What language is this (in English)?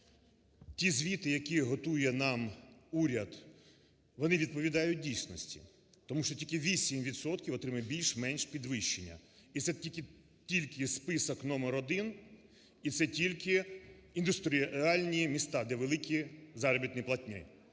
Ukrainian